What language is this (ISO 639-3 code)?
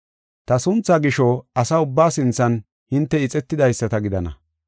gof